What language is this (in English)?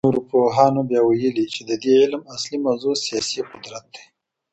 Pashto